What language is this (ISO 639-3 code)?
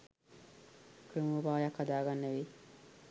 sin